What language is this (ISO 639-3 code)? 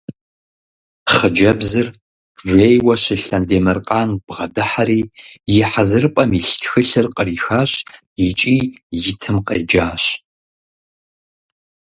kbd